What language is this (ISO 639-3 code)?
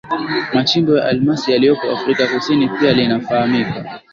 swa